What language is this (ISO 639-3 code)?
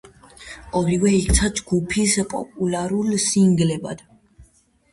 kat